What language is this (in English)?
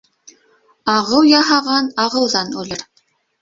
Bashkir